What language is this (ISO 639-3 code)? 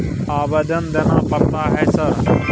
mai